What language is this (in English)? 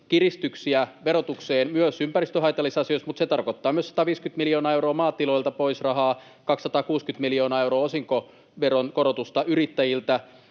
Finnish